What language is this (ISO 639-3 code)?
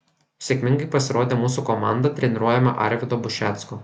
lit